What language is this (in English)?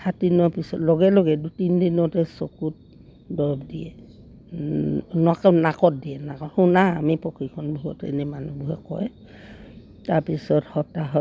Assamese